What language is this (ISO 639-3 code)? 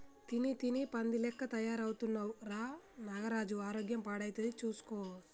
tel